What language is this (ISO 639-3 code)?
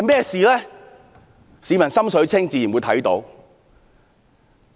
yue